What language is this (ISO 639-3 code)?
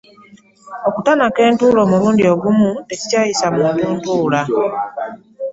lug